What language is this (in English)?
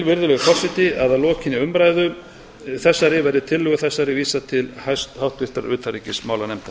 Icelandic